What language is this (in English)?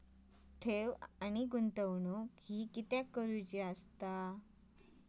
Marathi